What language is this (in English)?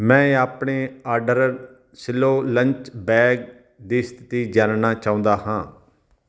Punjabi